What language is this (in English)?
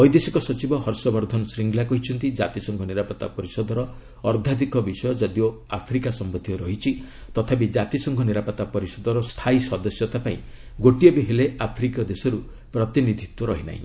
Odia